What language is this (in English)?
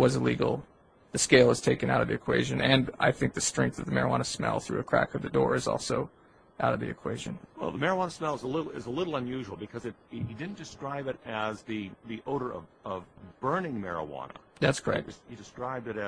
English